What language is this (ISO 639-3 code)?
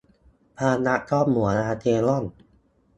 tha